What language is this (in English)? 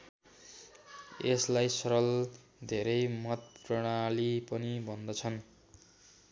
Nepali